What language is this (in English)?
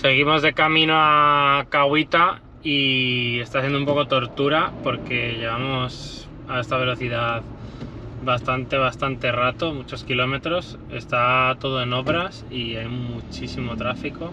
Spanish